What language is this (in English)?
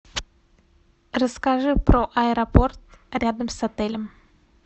Russian